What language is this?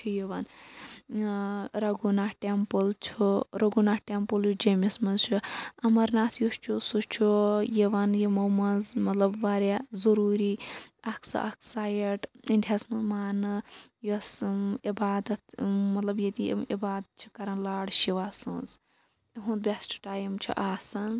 Kashmiri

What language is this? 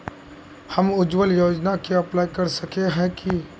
Magahi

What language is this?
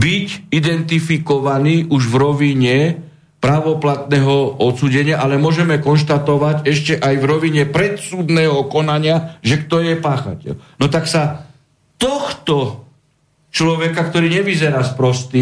Slovak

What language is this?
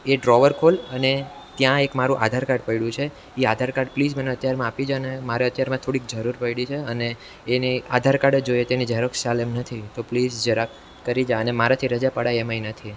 Gujarati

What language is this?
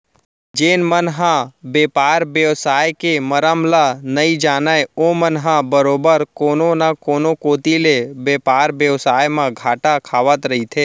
Chhattisgarhi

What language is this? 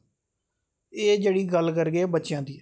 Dogri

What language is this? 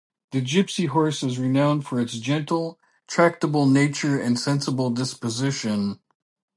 English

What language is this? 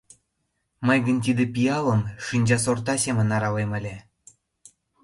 Mari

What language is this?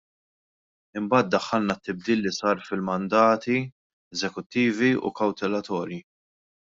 Maltese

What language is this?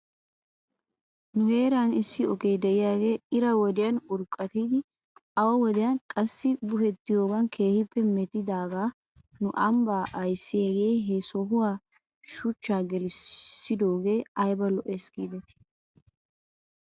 Wolaytta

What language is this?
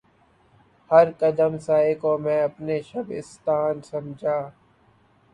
Urdu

